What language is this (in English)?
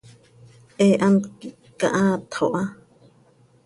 Seri